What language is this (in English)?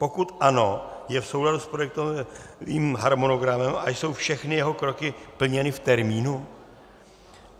Czech